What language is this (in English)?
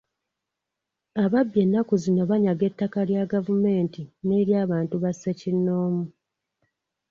Ganda